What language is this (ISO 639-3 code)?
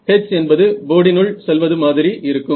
tam